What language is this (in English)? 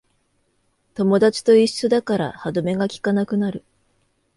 Japanese